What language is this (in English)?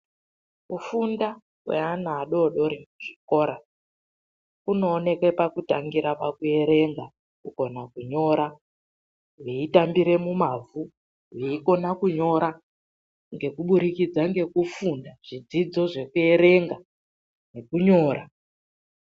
Ndau